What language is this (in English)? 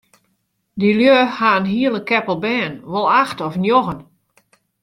Western Frisian